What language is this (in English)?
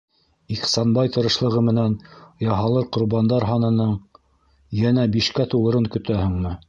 Bashkir